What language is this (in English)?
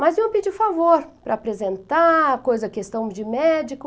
Portuguese